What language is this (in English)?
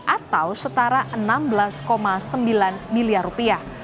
Indonesian